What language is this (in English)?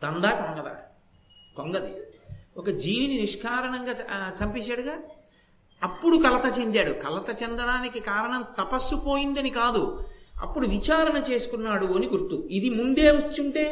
Telugu